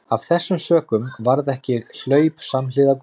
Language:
Icelandic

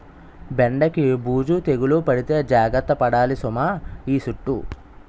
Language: Telugu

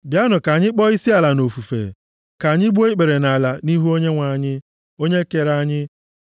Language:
Igbo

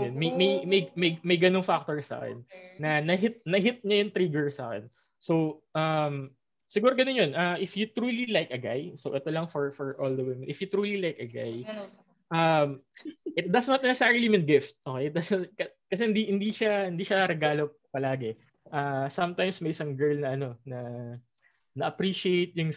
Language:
Filipino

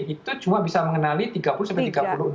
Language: Indonesian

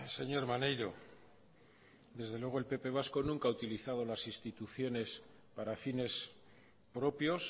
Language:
Spanish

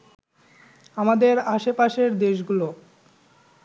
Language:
Bangla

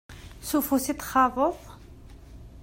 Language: Kabyle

